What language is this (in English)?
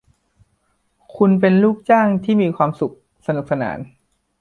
Thai